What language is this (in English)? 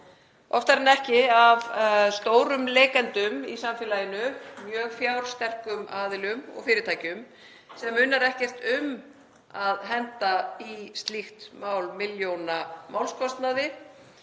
Icelandic